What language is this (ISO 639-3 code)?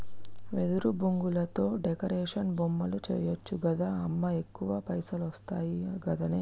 tel